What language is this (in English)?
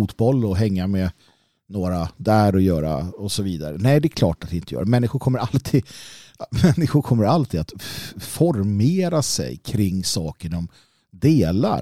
Swedish